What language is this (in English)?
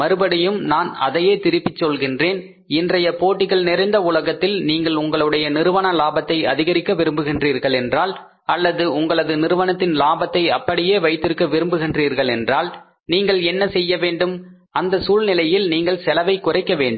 Tamil